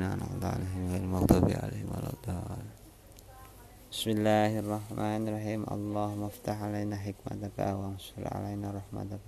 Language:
Indonesian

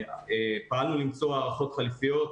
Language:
Hebrew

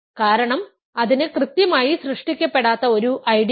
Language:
Malayalam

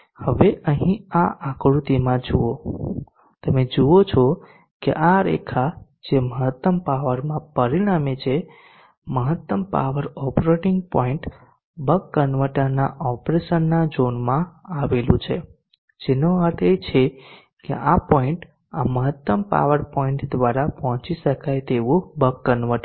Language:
Gujarati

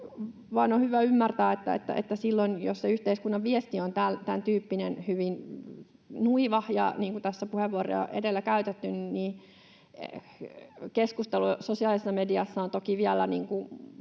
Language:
Finnish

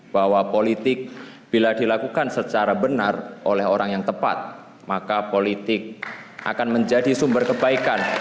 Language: Indonesian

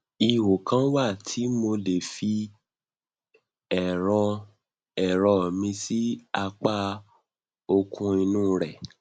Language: Yoruba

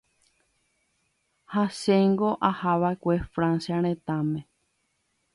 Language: Guarani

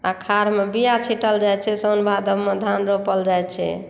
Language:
Maithili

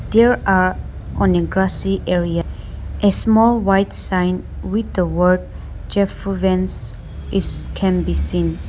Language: English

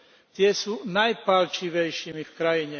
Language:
Slovak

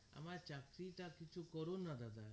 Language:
Bangla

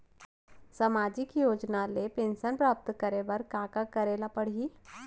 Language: Chhattisgarhi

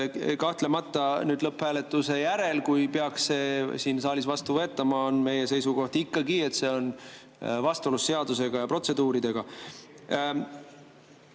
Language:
Estonian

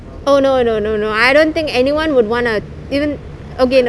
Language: English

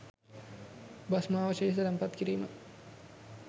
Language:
Sinhala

